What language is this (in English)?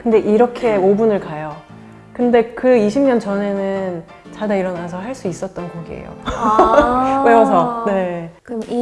Korean